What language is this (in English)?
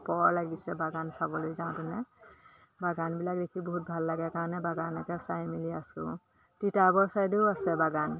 Assamese